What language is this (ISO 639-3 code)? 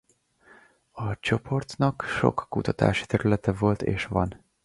hun